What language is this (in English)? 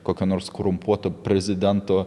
Lithuanian